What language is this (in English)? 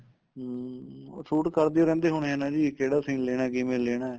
Punjabi